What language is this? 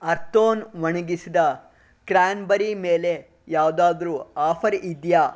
Kannada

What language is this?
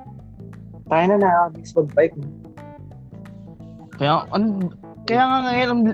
Filipino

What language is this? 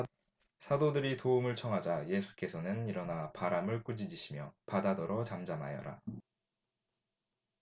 Korean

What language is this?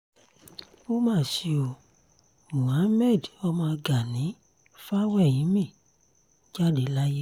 Yoruba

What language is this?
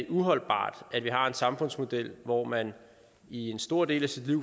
Danish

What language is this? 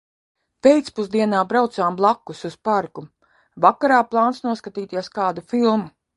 Latvian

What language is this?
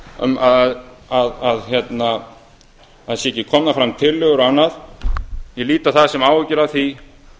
Icelandic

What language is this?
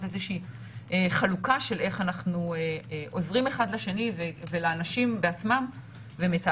Hebrew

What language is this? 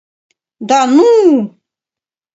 Mari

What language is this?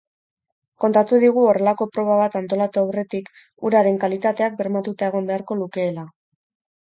Basque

